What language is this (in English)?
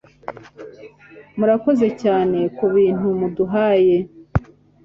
Kinyarwanda